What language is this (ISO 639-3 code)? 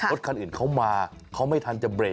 tha